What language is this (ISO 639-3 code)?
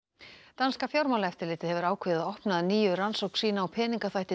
isl